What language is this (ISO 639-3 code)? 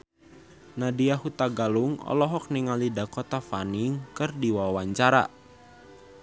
sun